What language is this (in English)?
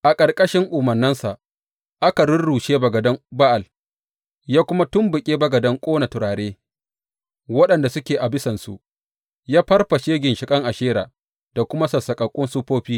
Hausa